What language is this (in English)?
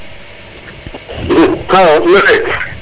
Serer